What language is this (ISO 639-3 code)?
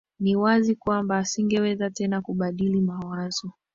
swa